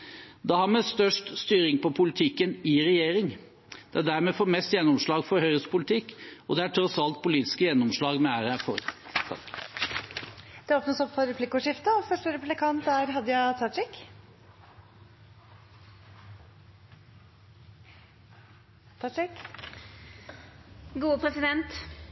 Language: Norwegian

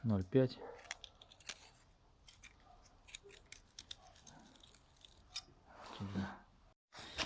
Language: Russian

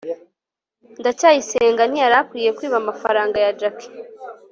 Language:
Kinyarwanda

